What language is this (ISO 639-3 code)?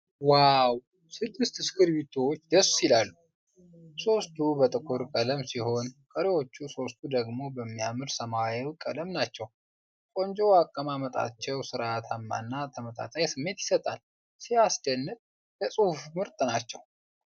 amh